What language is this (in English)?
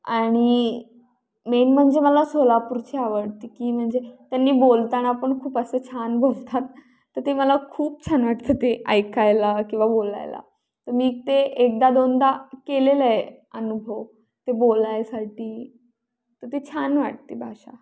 Marathi